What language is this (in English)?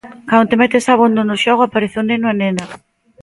Galician